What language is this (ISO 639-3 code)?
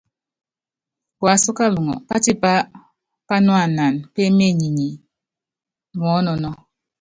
yav